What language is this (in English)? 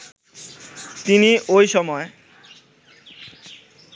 Bangla